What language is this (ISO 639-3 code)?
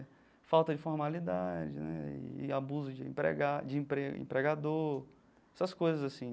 por